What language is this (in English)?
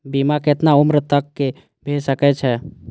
Maithili